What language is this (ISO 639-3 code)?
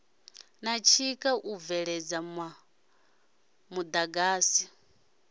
ven